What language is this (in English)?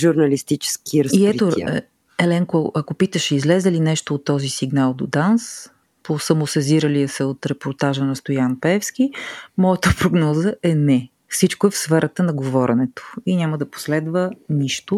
Bulgarian